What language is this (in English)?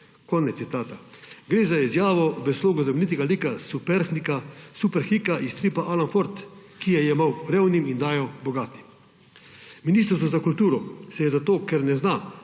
Slovenian